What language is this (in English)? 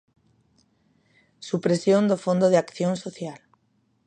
Galician